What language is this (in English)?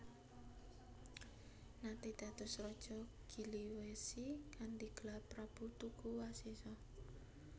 Javanese